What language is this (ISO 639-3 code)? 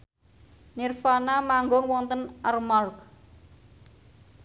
jav